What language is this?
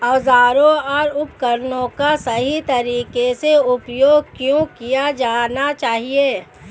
Hindi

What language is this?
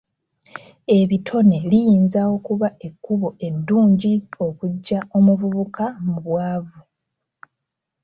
Ganda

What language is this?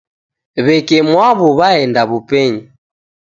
Taita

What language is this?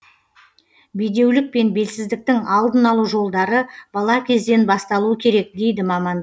Kazakh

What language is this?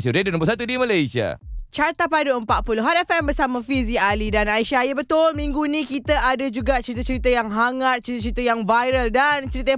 Malay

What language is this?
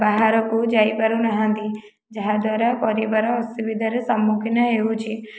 Odia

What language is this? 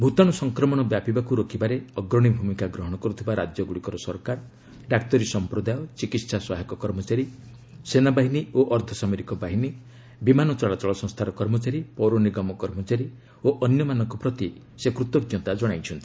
Odia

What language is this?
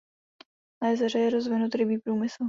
Czech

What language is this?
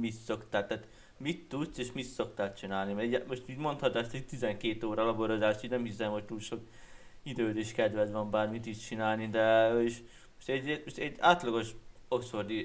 Hungarian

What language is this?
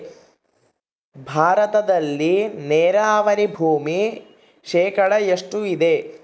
Kannada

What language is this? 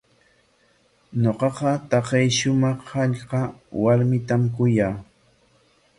Corongo Ancash Quechua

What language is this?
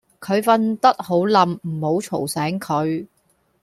Cantonese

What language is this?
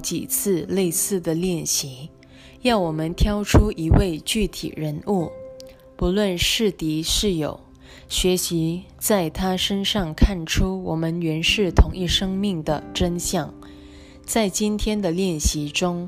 Chinese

